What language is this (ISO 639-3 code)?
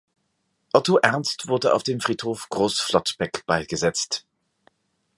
deu